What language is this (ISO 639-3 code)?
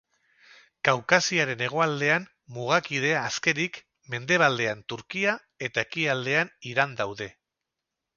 eus